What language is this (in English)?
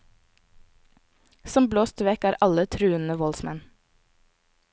Norwegian